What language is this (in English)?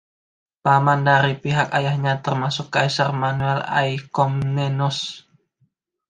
Indonesian